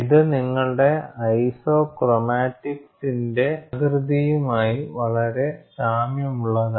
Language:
Malayalam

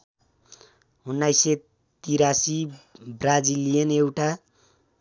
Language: Nepali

